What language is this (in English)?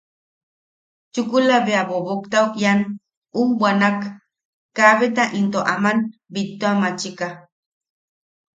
Yaqui